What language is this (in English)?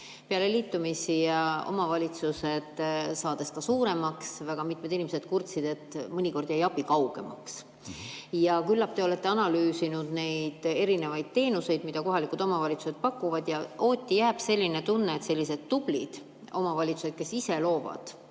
Estonian